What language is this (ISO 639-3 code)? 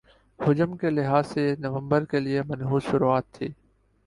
urd